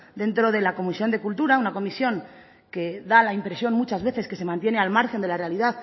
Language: Spanish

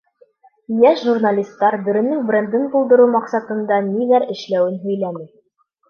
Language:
Bashkir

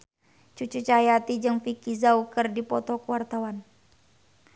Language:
Sundanese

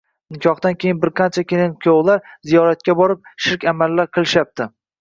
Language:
Uzbek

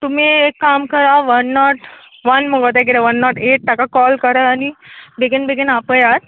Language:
Konkani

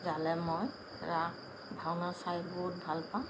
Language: Assamese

